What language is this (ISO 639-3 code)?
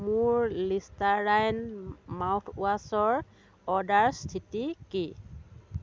asm